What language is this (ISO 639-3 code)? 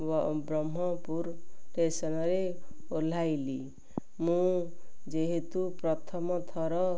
ori